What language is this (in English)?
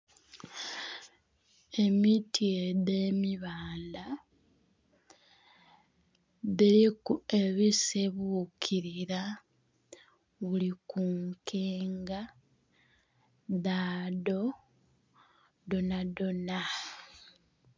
Soga